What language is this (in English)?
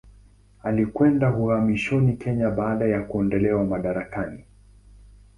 Swahili